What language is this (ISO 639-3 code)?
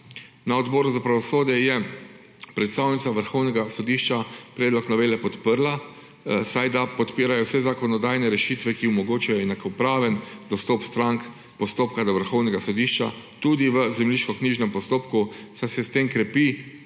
slv